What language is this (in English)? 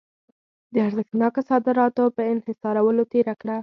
Pashto